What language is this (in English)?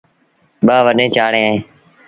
Sindhi Bhil